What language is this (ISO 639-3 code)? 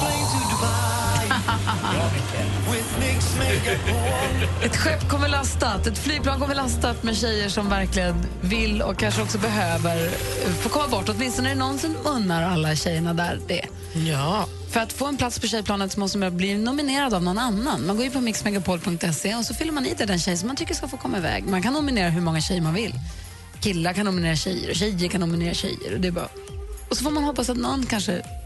swe